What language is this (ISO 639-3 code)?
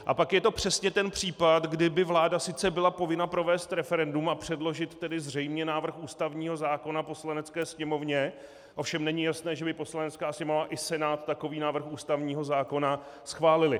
ces